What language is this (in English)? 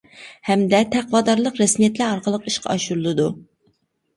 Uyghur